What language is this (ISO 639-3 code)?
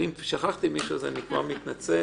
heb